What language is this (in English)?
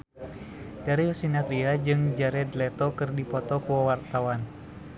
Sundanese